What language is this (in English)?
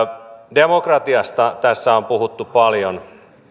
Finnish